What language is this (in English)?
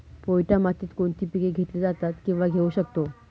Marathi